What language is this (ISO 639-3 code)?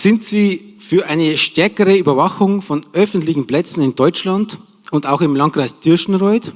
deu